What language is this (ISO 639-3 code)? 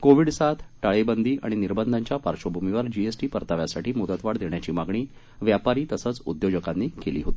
mar